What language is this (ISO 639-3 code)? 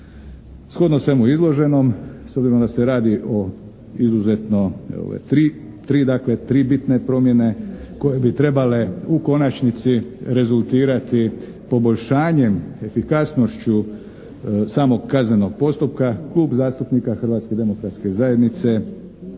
hrv